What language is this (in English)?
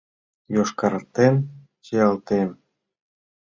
Mari